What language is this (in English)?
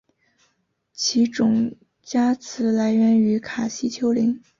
Chinese